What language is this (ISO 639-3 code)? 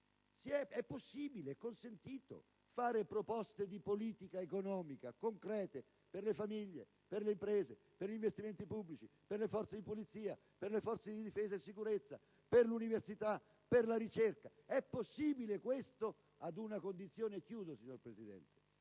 ita